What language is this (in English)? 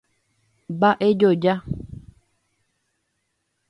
Guarani